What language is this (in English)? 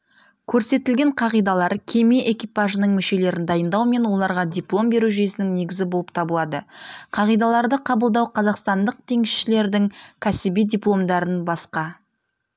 Kazakh